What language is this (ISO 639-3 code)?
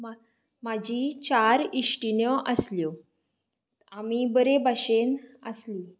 kok